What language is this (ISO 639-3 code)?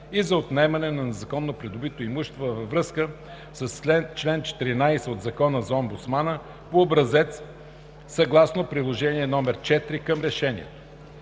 bul